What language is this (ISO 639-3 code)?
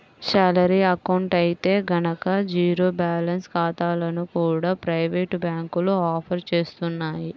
tel